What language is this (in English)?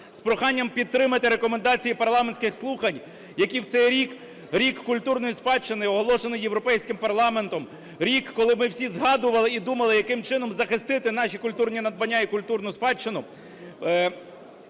Ukrainian